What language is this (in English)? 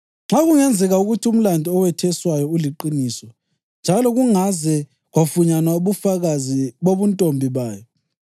North Ndebele